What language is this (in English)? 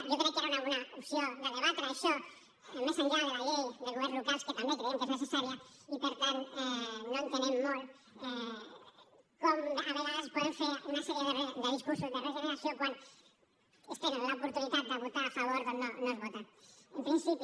Catalan